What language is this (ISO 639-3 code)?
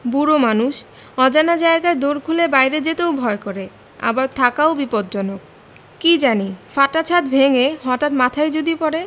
ben